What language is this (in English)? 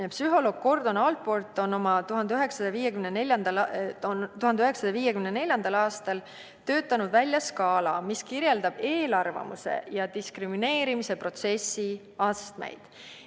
Estonian